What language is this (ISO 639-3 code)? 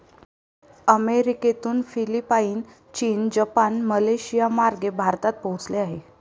mar